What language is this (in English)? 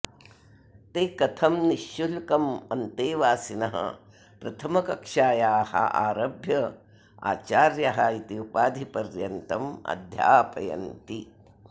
Sanskrit